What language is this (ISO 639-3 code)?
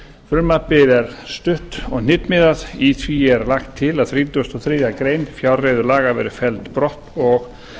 isl